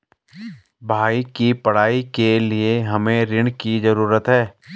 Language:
Hindi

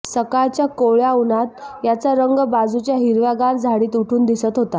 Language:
Marathi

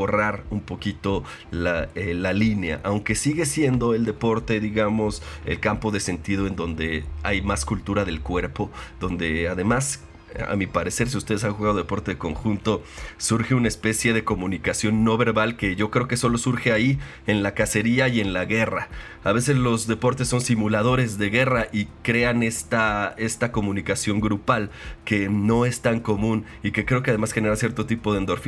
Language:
Spanish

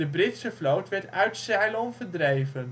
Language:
Dutch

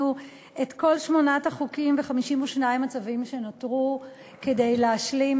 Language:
Hebrew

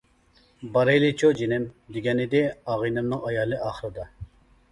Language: Uyghur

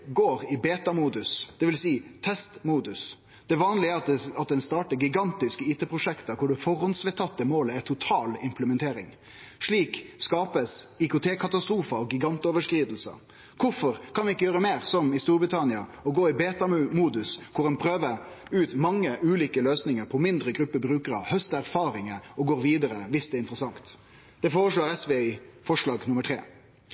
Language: Norwegian Nynorsk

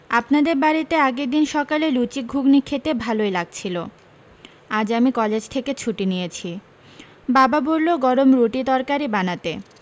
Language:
Bangla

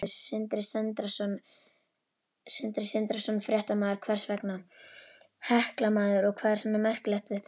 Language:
Icelandic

